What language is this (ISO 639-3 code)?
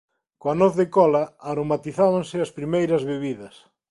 glg